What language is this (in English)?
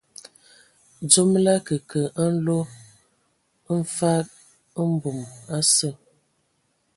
Ewondo